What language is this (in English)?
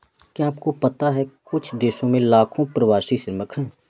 Hindi